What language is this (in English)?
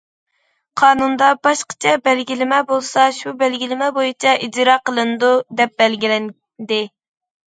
Uyghur